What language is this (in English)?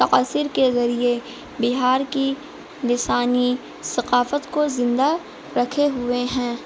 Urdu